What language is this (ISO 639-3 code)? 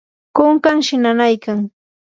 qur